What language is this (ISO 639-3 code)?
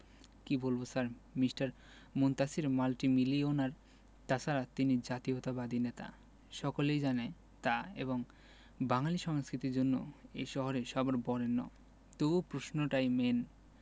ben